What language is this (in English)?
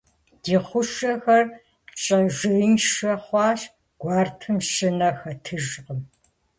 Kabardian